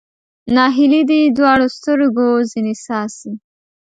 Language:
Pashto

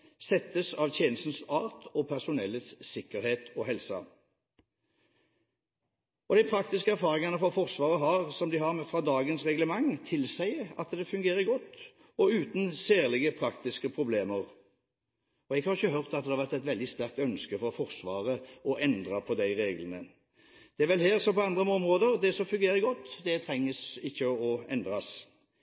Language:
Norwegian Bokmål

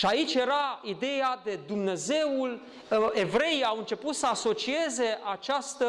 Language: Romanian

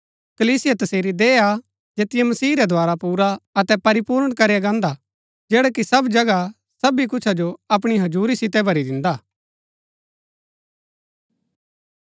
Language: Gaddi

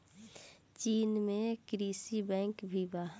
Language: Bhojpuri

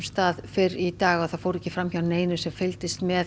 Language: Icelandic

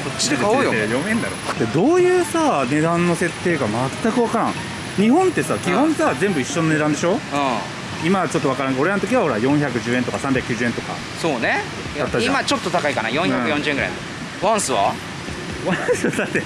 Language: Japanese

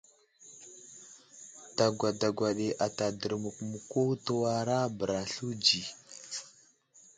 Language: Wuzlam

